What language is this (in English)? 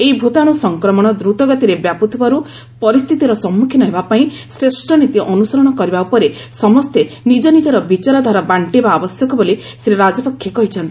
Odia